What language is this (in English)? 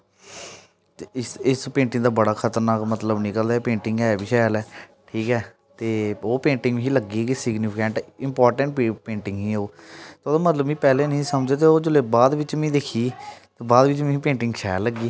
Dogri